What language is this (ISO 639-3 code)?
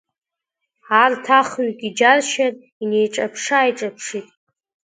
abk